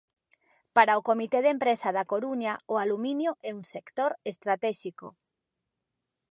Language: Galician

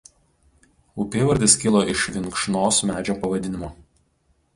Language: Lithuanian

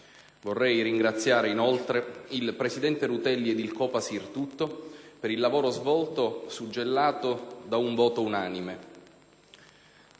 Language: Italian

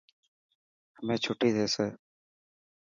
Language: Dhatki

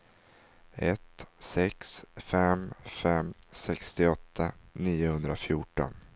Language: Swedish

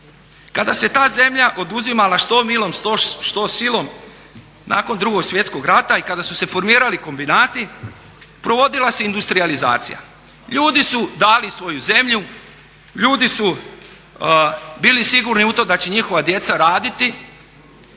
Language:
Croatian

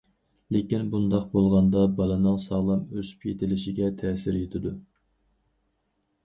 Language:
Uyghur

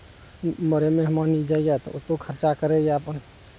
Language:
Maithili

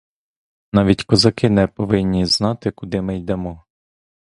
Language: Ukrainian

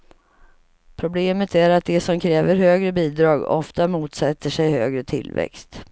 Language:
Swedish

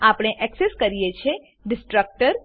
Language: Gujarati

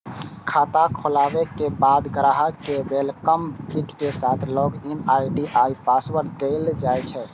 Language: Maithili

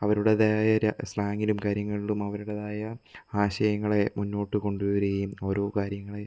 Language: Malayalam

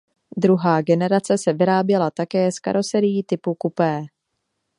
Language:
Czech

